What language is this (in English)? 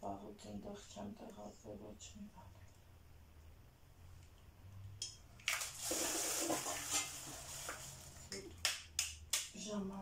Polish